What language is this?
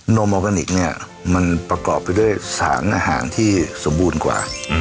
Thai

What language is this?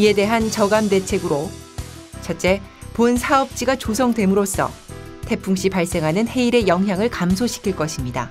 Korean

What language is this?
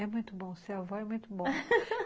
Portuguese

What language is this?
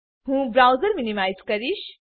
Gujarati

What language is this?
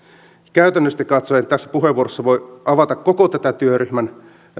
Finnish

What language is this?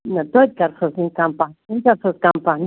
Kashmiri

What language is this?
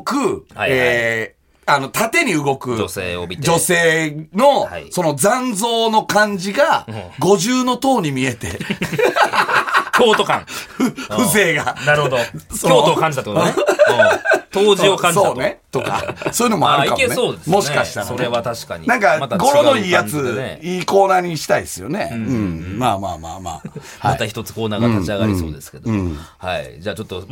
Japanese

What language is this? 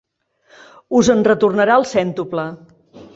Catalan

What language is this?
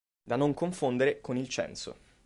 Italian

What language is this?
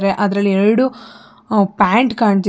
Kannada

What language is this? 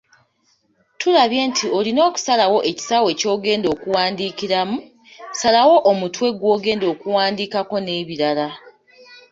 Ganda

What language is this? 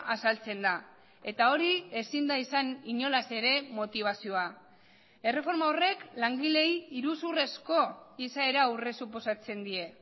Basque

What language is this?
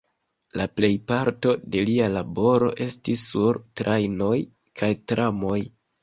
Esperanto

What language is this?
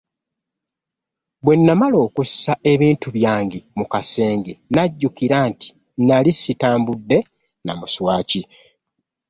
Ganda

